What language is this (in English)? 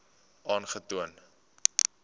Afrikaans